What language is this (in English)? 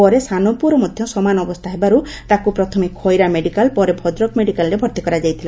Odia